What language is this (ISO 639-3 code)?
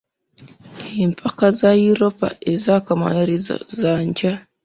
lug